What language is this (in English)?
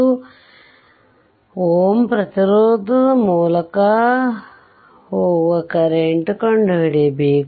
Kannada